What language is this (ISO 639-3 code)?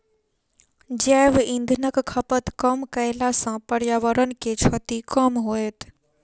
mai